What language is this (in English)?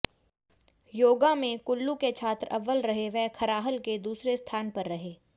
Hindi